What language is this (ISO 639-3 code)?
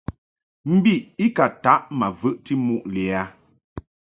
mhk